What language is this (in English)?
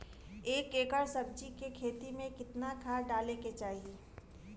Bhojpuri